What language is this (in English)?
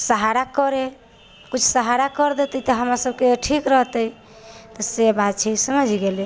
Maithili